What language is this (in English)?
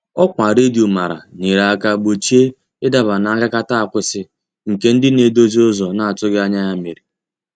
Igbo